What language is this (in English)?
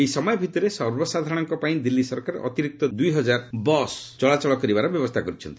Odia